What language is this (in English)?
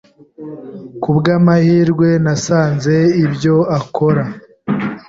Kinyarwanda